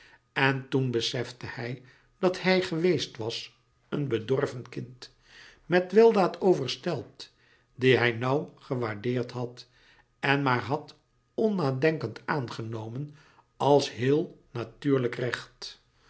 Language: Dutch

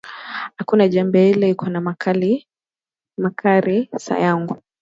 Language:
Swahili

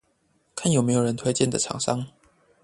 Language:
Chinese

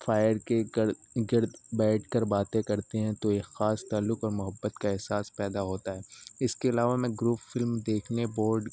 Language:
Urdu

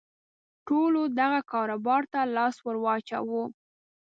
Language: Pashto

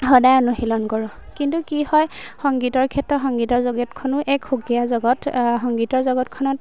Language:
Assamese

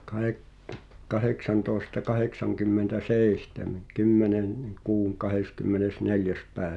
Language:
Finnish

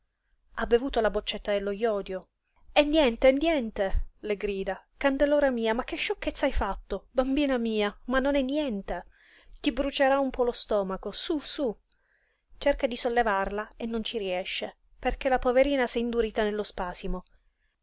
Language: Italian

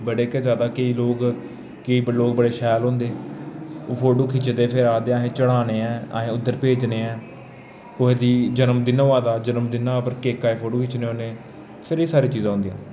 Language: Dogri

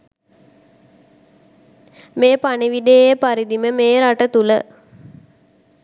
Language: Sinhala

